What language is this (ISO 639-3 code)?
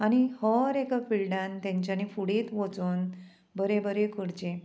kok